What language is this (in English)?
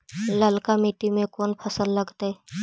Magahi